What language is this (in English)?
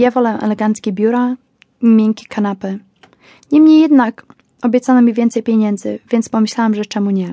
Polish